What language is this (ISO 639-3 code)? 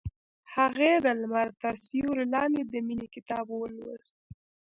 pus